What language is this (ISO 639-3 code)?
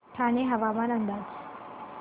mar